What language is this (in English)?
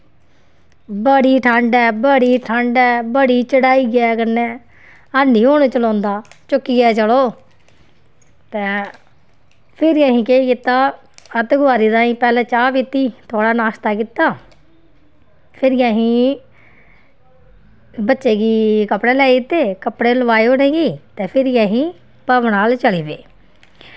Dogri